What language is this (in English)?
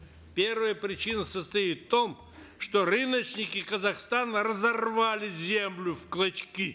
Kazakh